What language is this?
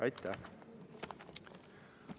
Estonian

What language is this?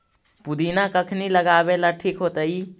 Magahi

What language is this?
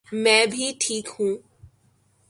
Urdu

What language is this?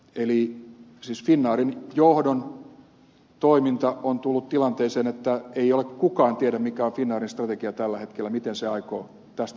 Finnish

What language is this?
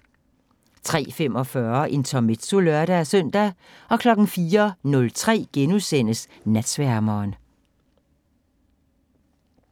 Danish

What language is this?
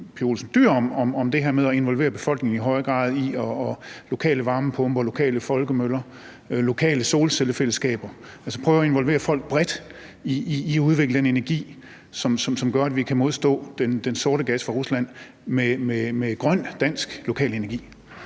Danish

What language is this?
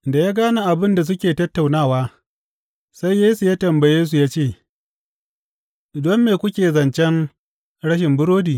Hausa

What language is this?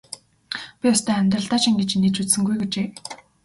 Mongolian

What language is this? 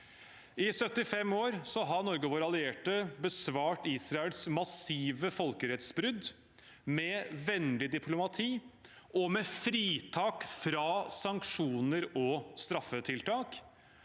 Norwegian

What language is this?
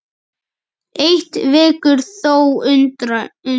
Icelandic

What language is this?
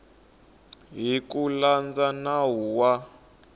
Tsonga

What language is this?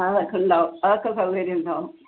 Malayalam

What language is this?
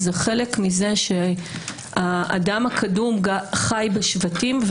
Hebrew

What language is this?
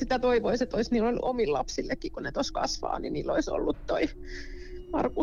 Finnish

